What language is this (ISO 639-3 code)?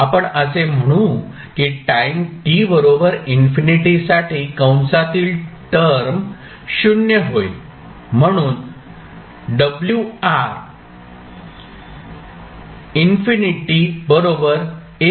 mar